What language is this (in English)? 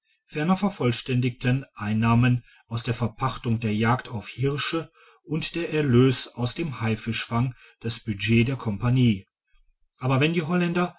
German